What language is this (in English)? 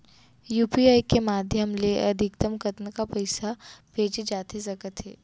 Chhattisgarhi